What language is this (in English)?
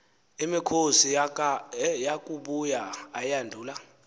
Xhosa